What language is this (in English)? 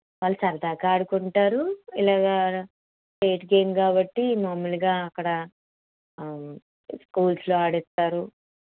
Telugu